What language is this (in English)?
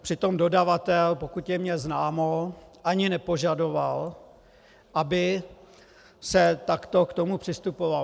Czech